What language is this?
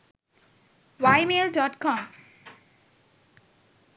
Sinhala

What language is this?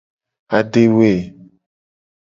Gen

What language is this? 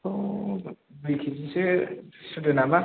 Bodo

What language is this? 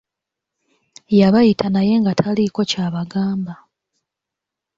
Ganda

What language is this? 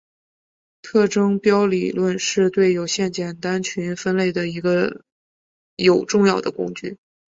Chinese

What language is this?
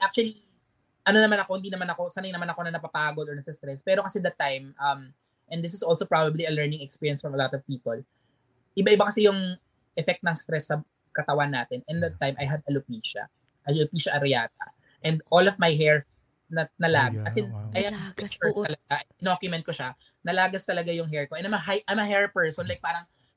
Filipino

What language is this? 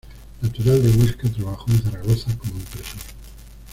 Spanish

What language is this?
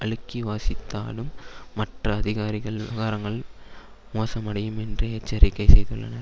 Tamil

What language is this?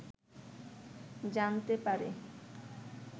Bangla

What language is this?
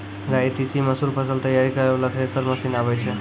Maithili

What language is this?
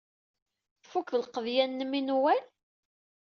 Kabyle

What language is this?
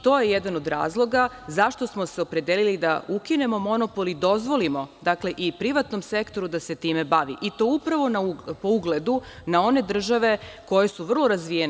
Serbian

